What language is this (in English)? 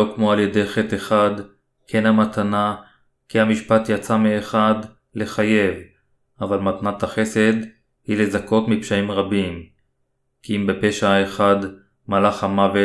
Hebrew